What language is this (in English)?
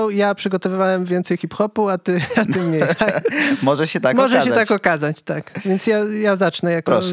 Polish